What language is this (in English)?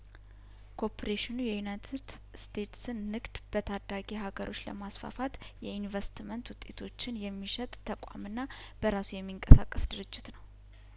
Amharic